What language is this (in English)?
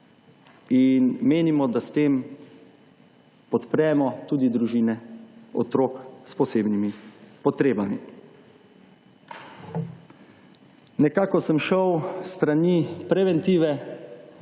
Slovenian